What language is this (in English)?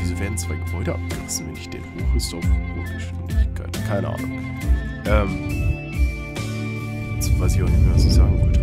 German